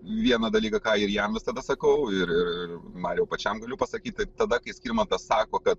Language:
Lithuanian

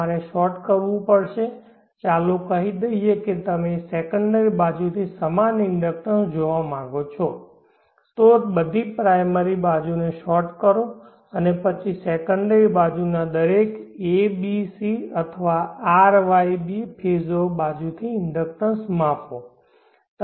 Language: Gujarati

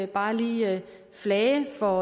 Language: Danish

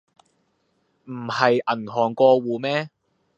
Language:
Cantonese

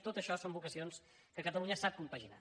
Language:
Catalan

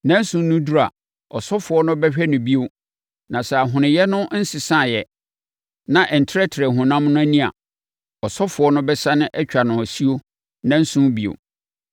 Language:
Akan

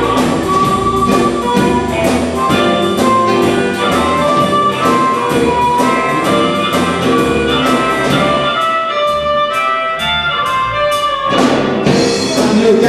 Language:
Arabic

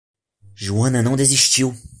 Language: Portuguese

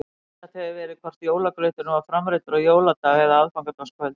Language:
Icelandic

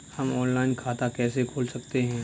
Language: Hindi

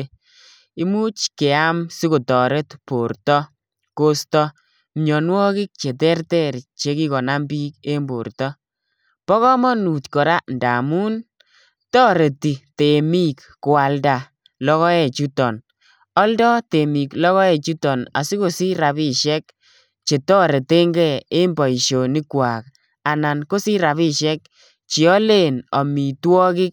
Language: Kalenjin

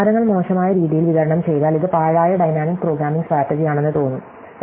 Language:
Malayalam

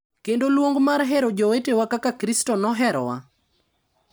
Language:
Luo (Kenya and Tanzania)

